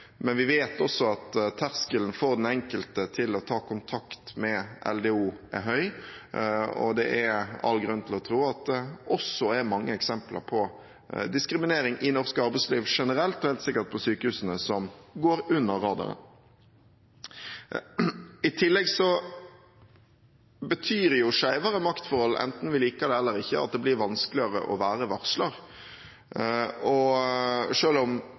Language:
Norwegian Bokmål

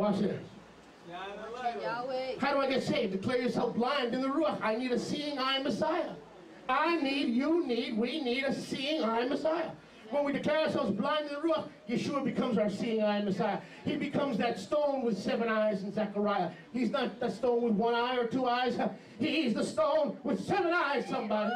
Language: English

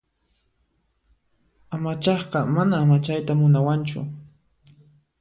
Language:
Puno Quechua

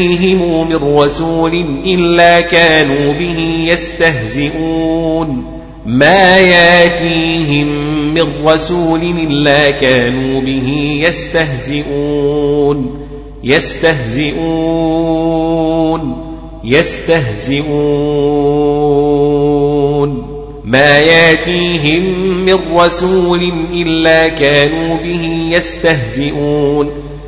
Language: Arabic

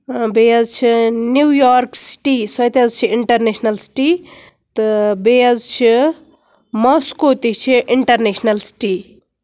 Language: Kashmiri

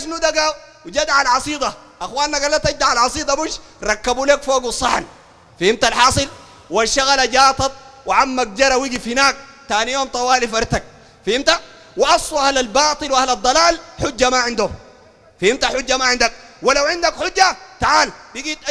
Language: Arabic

